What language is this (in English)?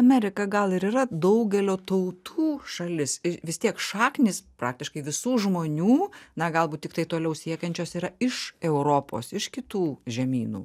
Lithuanian